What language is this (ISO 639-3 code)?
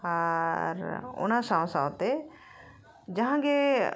sat